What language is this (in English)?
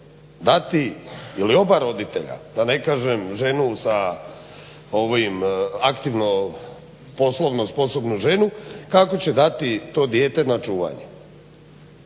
Croatian